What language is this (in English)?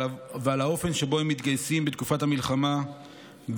Hebrew